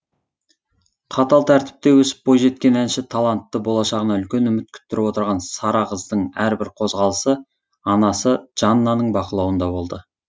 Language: Kazakh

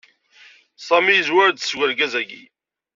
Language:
Kabyle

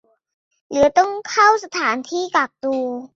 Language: Thai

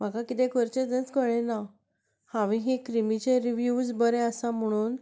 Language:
Konkani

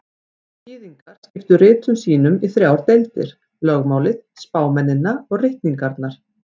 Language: Icelandic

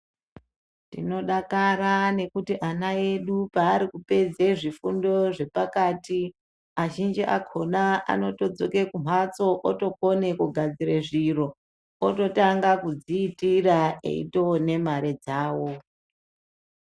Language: Ndau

